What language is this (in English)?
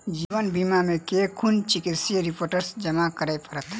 Maithili